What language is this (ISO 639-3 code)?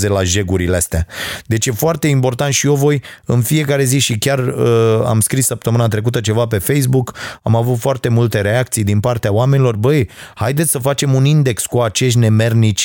ron